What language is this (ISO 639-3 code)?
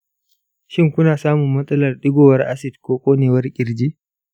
hau